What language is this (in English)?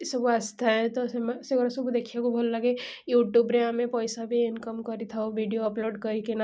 Odia